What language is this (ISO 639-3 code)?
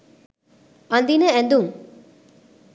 sin